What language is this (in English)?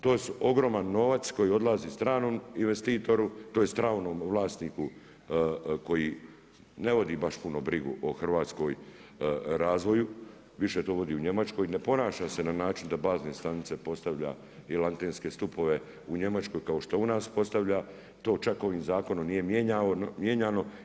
Croatian